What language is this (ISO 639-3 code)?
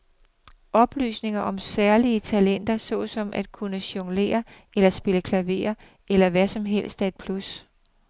dan